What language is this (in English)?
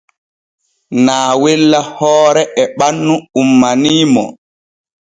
Borgu Fulfulde